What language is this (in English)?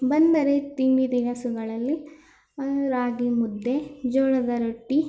Kannada